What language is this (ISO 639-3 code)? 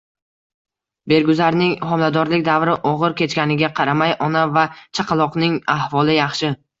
uzb